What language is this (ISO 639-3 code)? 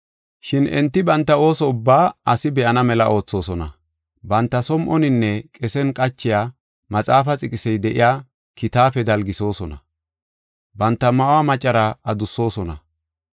gof